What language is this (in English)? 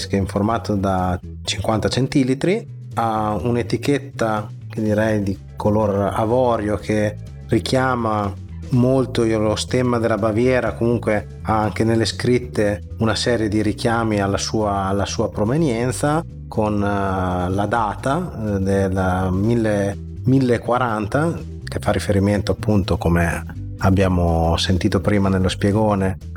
Italian